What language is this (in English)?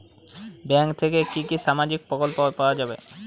Bangla